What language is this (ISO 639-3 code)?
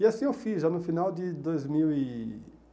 por